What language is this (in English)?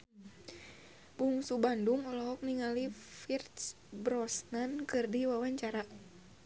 Sundanese